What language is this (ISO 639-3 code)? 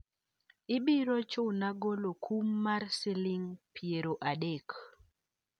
luo